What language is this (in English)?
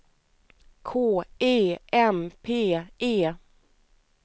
Swedish